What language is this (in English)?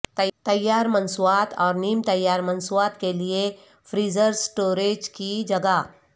Urdu